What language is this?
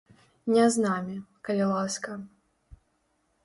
Belarusian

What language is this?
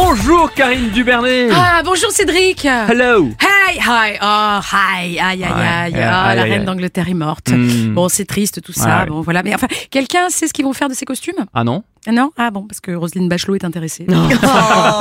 French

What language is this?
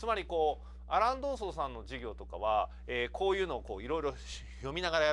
Japanese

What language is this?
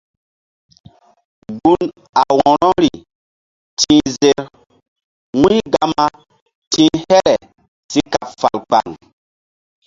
Mbum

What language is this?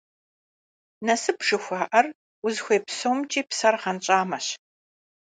Kabardian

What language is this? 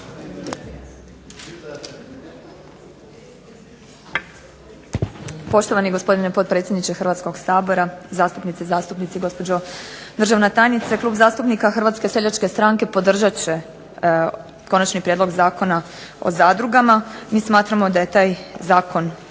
Croatian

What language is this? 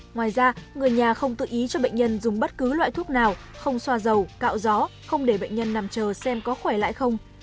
Vietnamese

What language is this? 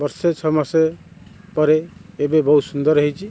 Odia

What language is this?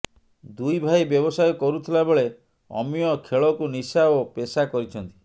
Odia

